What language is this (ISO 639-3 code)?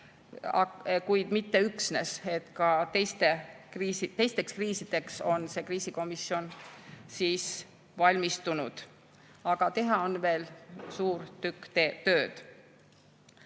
est